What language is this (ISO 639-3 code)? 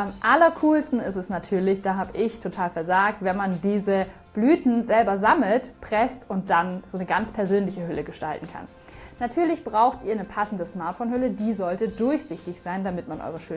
deu